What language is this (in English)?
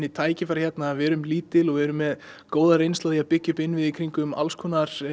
Icelandic